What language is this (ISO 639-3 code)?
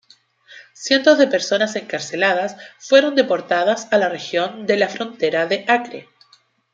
spa